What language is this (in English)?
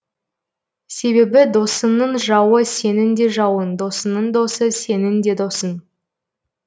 Kazakh